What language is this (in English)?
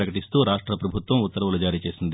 Telugu